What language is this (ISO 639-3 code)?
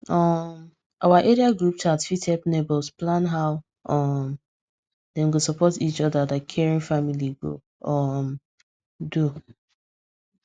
pcm